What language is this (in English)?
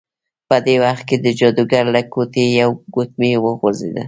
Pashto